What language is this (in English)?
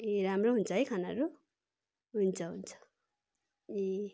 Nepali